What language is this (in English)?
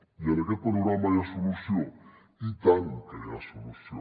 Catalan